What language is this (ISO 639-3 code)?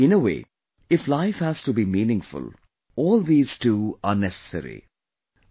eng